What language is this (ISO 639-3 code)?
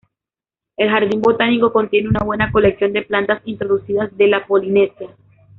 spa